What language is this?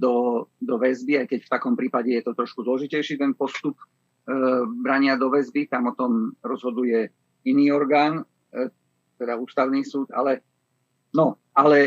Slovak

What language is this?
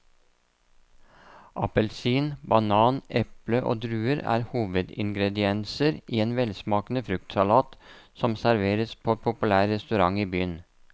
Norwegian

